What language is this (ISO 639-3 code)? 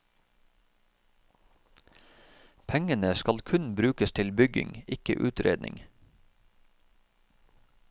nor